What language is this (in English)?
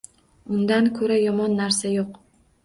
Uzbek